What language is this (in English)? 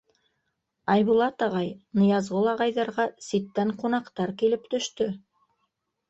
Bashkir